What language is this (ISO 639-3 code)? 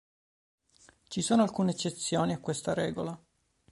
ita